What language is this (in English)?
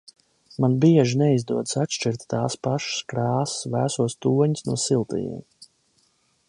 Latvian